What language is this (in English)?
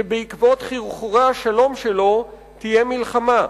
Hebrew